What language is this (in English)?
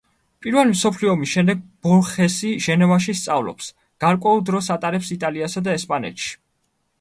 Georgian